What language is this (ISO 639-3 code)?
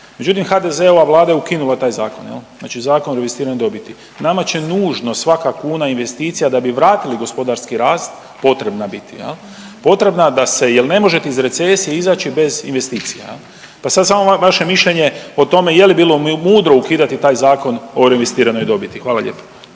hrv